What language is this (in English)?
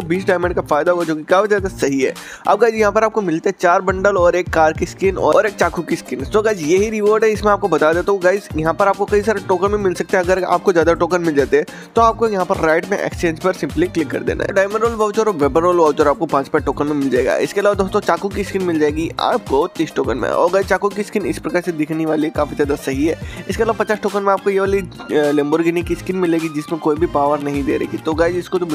Hindi